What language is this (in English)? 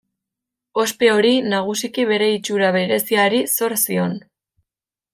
Basque